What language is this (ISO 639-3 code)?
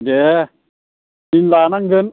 brx